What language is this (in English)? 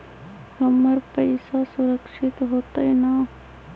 Magahi